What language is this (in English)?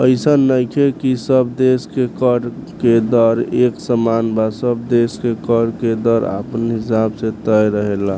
Bhojpuri